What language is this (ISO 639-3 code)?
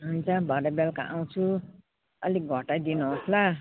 nep